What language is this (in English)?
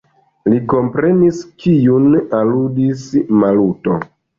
Esperanto